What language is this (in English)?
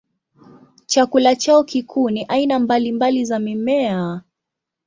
Swahili